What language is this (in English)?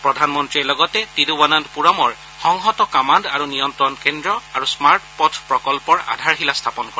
Assamese